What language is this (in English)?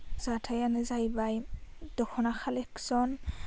Bodo